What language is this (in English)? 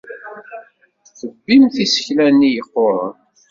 Kabyle